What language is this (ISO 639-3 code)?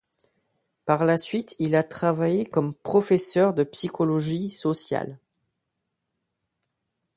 fra